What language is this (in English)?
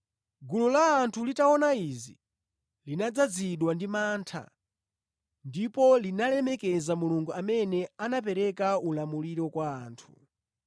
Nyanja